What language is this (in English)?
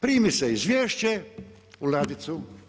Croatian